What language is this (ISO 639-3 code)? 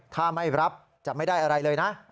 tha